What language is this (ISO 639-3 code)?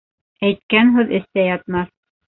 bak